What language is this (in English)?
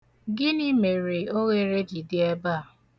Igbo